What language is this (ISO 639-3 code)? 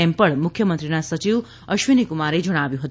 guj